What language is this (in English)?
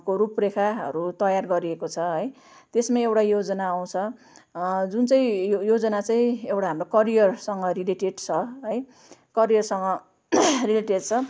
Nepali